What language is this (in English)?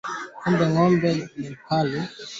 Swahili